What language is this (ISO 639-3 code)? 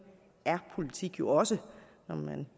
dan